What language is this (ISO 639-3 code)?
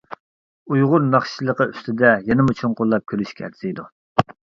uig